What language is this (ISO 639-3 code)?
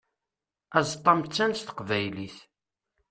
kab